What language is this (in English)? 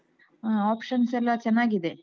Kannada